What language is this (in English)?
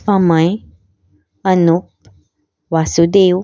Konkani